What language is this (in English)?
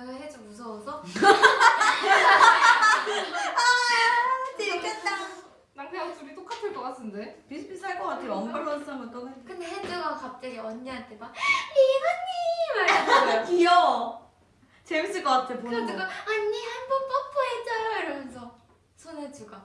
Korean